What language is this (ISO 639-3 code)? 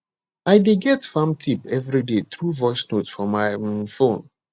pcm